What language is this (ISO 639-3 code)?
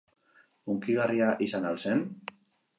eus